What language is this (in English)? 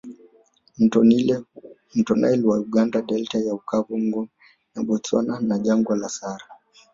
Swahili